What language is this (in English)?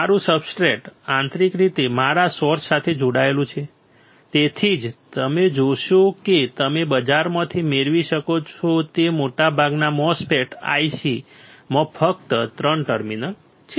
Gujarati